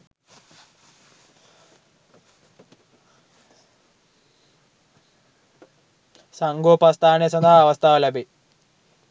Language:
Sinhala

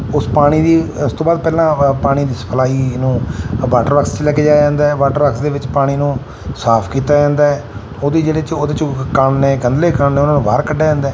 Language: Punjabi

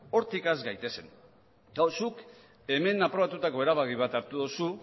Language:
Basque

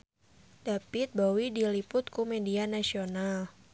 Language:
Sundanese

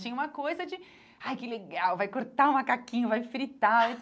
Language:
Portuguese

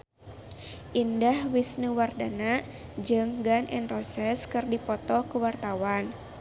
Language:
Sundanese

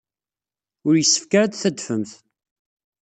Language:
Kabyle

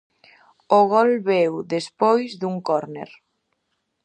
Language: Galician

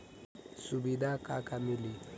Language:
Bhojpuri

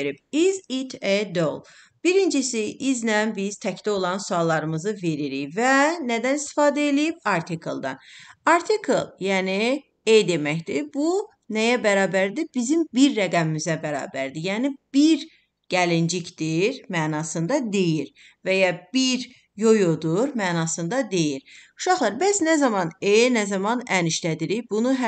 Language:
Turkish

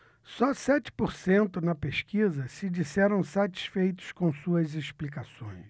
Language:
Portuguese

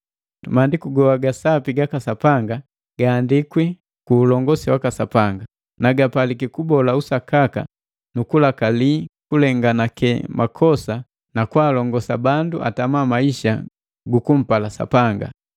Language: Matengo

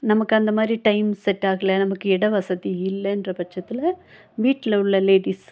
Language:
Tamil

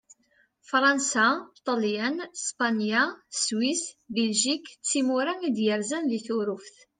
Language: Kabyle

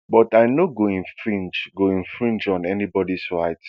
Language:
Nigerian Pidgin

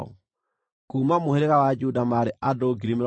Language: Kikuyu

